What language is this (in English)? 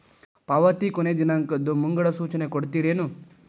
Kannada